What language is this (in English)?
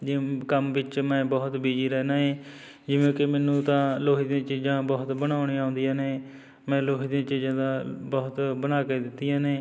Punjabi